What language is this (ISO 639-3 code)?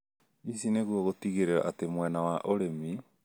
kik